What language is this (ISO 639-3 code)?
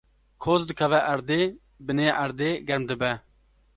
kur